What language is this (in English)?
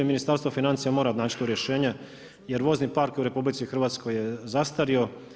Croatian